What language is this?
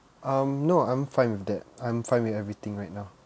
English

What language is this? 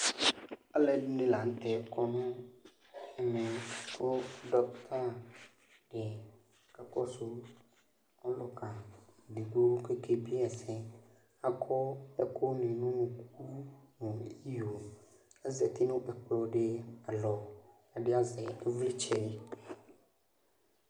Ikposo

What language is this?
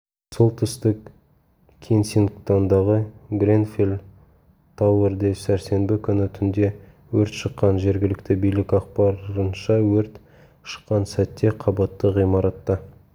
Kazakh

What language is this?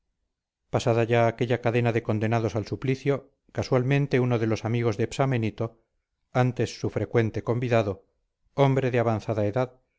Spanish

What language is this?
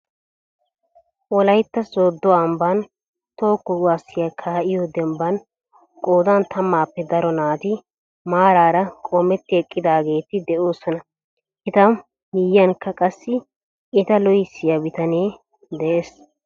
Wolaytta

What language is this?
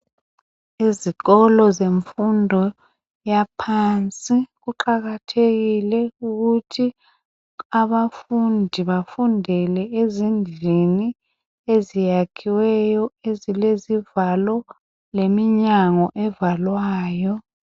North Ndebele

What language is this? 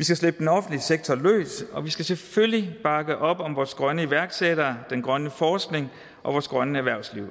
Danish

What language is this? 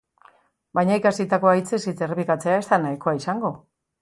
Basque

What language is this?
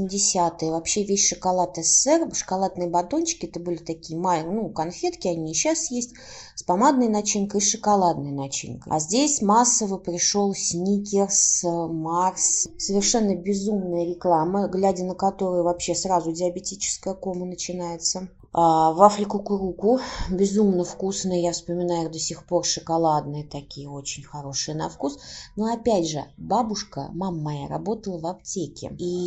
Russian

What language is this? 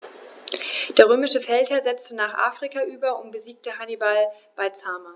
German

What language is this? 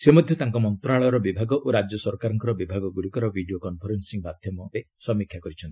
Odia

